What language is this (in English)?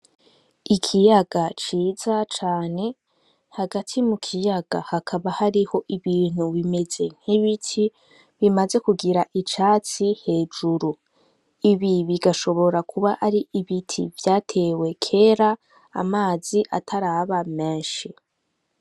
Rundi